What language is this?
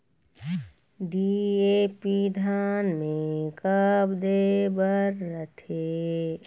Chhattisgarhi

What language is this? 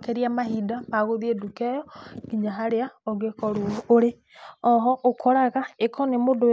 Kikuyu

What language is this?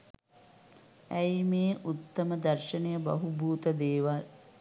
Sinhala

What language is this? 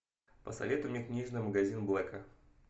Russian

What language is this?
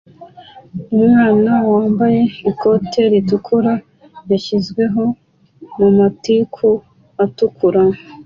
Kinyarwanda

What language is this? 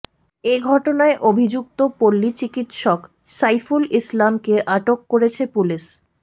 Bangla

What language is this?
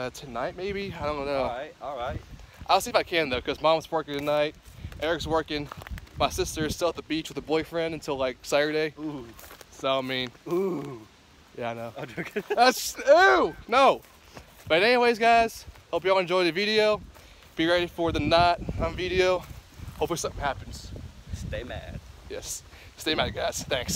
English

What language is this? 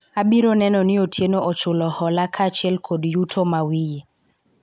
Luo (Kenya and Tanzania)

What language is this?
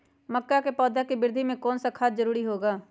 Magahi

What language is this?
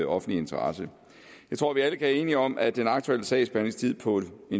Danish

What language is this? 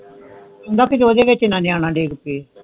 Punjabi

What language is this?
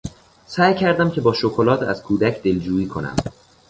Persian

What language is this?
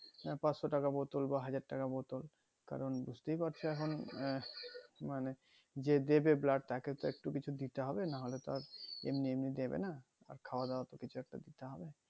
Bangla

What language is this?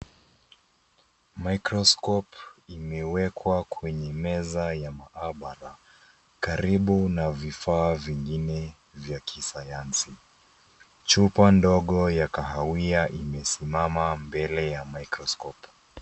Swahili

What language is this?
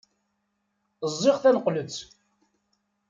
Kabyle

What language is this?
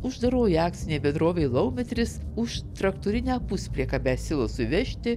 Lithuanian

